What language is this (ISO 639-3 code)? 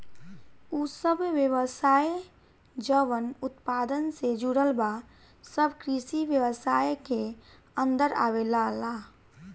bho